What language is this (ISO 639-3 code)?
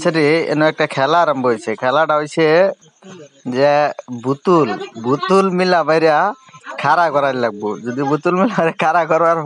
ara